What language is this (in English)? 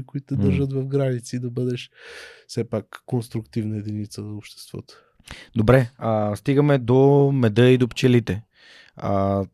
Bulgarian